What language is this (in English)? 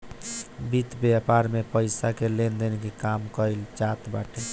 Bhojpuri